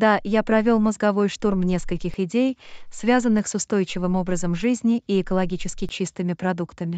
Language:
Russian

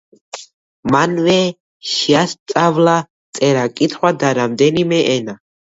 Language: Georgian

